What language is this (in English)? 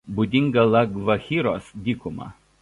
Lithuanian